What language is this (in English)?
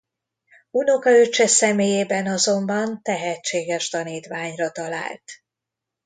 Hungarian